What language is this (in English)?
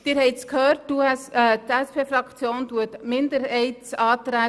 Swiss German